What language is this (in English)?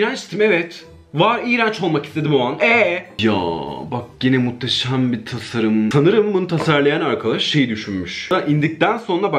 Turkish